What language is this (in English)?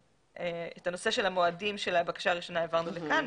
Hebrew